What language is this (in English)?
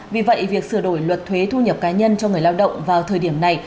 Vietnamese